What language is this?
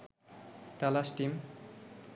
Bangla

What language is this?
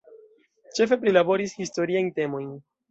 Esperanto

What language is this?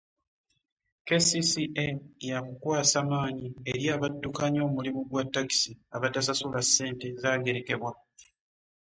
Ganda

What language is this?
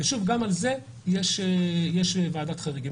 Hebrew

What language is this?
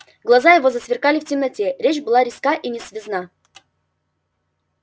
Russian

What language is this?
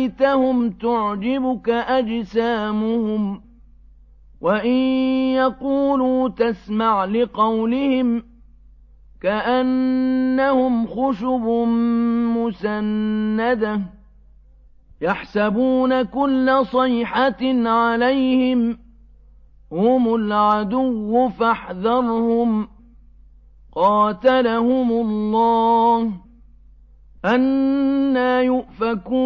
Arabic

